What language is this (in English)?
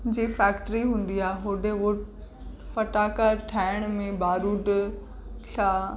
Sindhi